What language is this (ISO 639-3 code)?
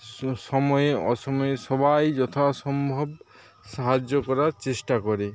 ben